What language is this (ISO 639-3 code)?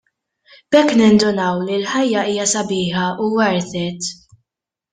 mlt